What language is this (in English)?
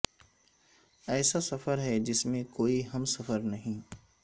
Urdu